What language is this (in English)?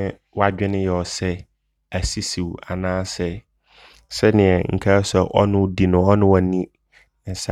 Abron